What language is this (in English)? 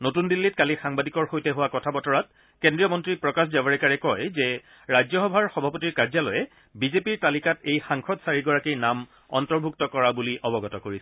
Assamese